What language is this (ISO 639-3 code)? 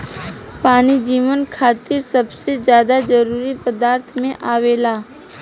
bho